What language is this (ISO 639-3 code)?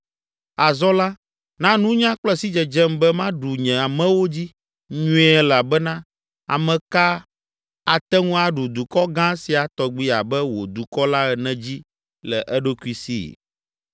ewe